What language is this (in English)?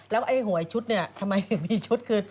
Thai